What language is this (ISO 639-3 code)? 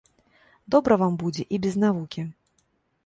bel